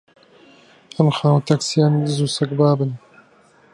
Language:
Central Kurdish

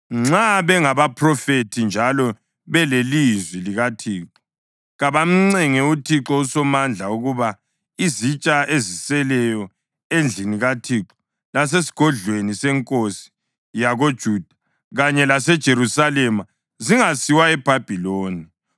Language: North Ndebele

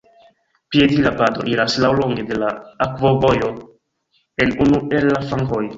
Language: Esperanto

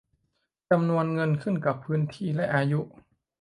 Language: Thai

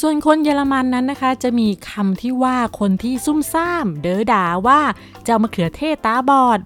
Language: Thai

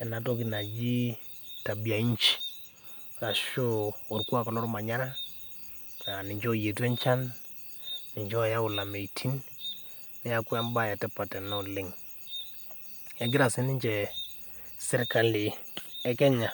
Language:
Masai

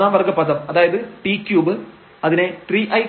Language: Malayalam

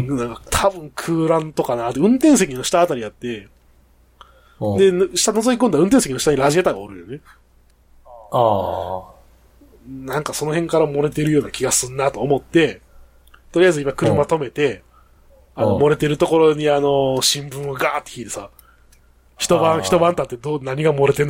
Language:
Japanese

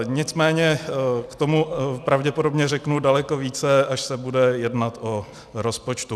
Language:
Czech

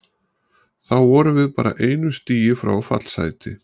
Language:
Icelandic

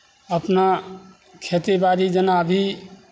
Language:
Maithili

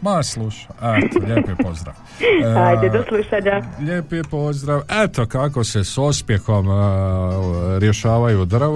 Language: Croatian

